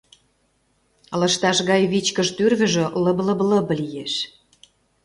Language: Mari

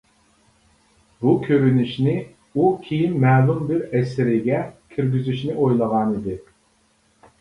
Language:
Uyghur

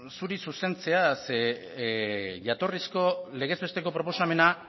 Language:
Basque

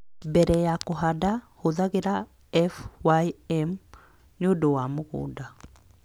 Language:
Kikuyu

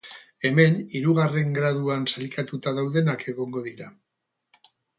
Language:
Basque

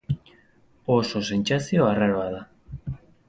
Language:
Basque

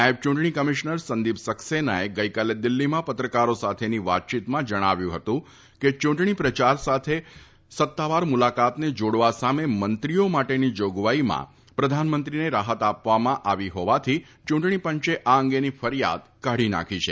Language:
Gujarati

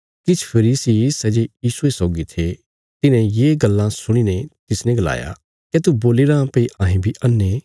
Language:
Bilaspuri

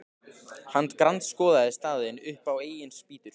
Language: Icelandic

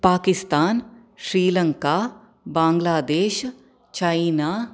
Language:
Sanskrit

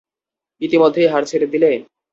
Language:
Bangla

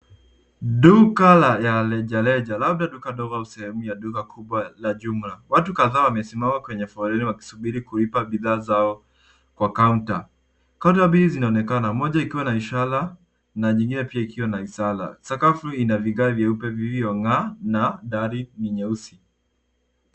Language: Swahili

